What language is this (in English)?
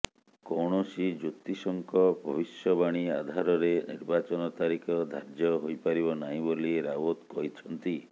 Odia